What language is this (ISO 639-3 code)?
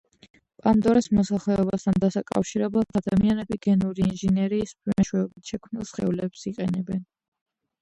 kat